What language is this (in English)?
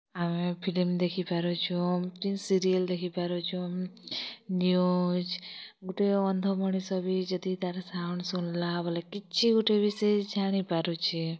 Odia